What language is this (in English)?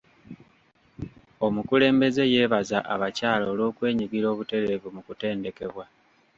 Ganda